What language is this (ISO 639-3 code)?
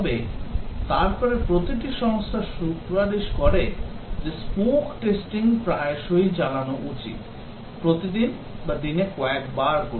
ben